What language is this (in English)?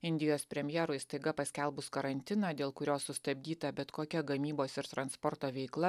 Lithuanian